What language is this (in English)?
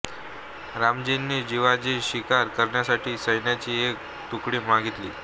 Marathi